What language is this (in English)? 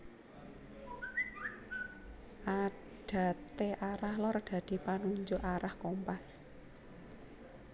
Javanese